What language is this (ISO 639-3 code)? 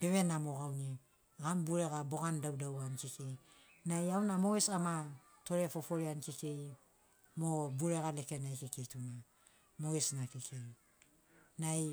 snc